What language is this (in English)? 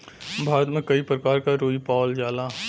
Bhojpuri